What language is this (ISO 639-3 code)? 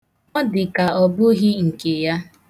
ibo